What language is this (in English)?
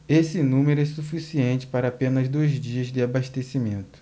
Portuguese